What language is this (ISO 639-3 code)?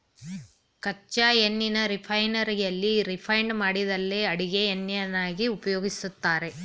kan